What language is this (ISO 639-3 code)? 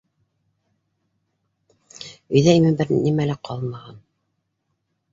bak